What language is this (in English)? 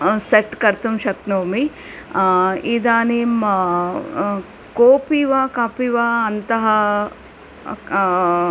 Sanskrit